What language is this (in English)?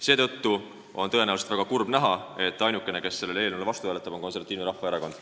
Estonian